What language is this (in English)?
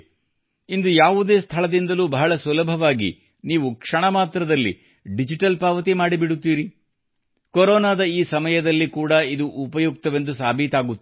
Kannada